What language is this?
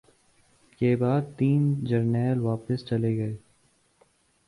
Urdu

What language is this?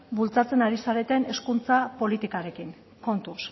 Basque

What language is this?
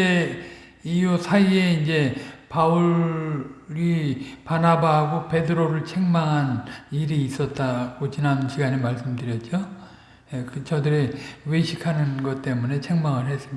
Korean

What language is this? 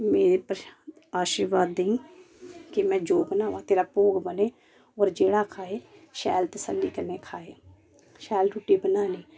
Dogri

